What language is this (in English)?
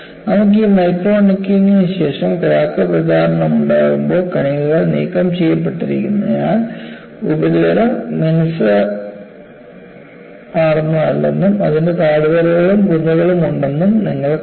Malayalam